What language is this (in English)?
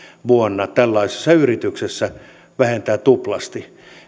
Finnish